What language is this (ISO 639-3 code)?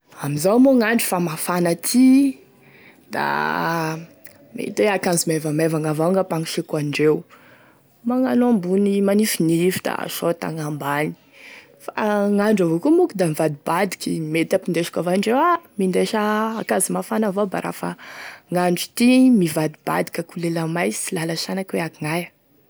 tkg